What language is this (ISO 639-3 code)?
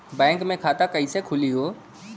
bho